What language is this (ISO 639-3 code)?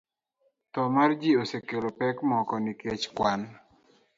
luo